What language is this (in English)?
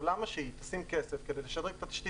Hebrew